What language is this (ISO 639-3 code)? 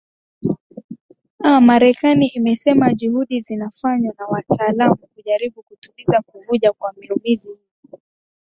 swa